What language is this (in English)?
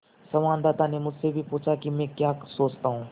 Hindi